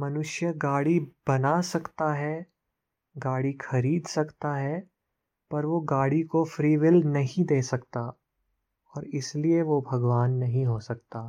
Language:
Hindi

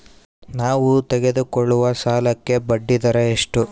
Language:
Kannada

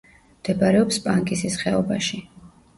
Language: Georgian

